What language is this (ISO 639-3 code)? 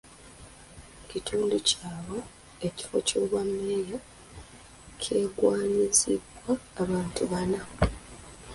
lug